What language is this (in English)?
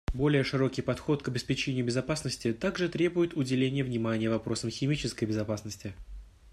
Russian